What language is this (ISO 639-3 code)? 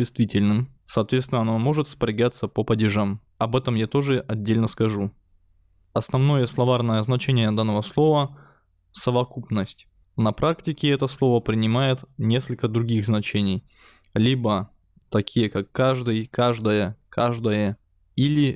rus